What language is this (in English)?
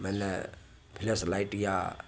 Maithili